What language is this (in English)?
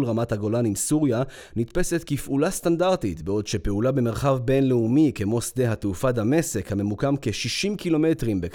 Hebrew